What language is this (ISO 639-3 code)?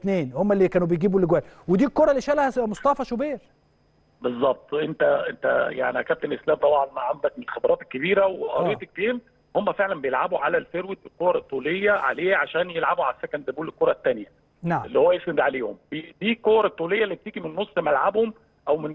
ara